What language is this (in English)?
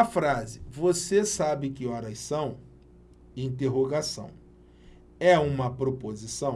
Portuguese